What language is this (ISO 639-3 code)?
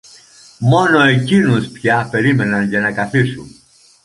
ell